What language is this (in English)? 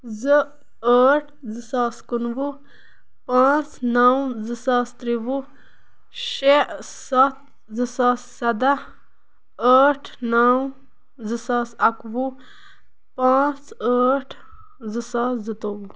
Kashmiri